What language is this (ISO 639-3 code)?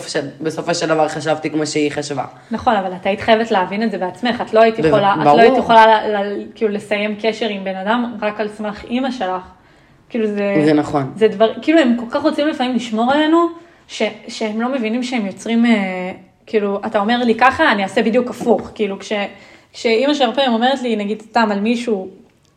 heb